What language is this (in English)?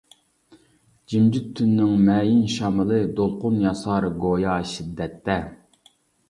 Uyghur